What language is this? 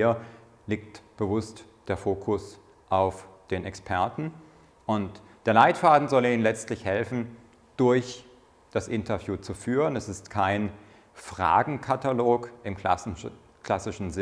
German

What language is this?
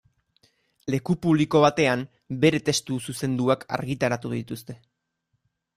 Basque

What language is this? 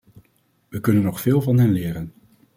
Dutch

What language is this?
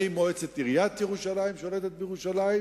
Hebrew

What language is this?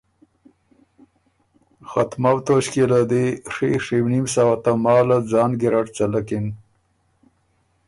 Ormuri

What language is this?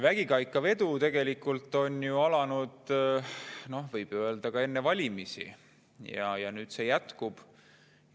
Estonian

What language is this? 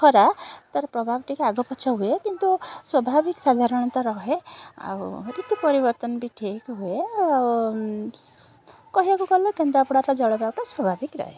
Odia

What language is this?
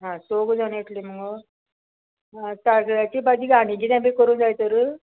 Konkani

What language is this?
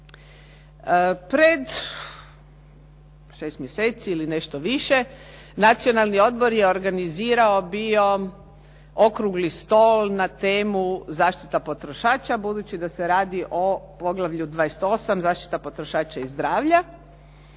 Croatian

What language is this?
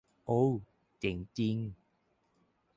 Thai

